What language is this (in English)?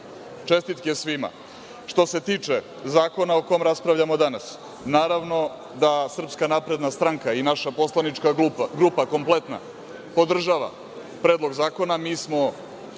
Serbian